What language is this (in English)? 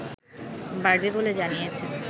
Bangla